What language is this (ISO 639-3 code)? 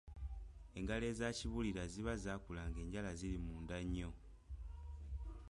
lug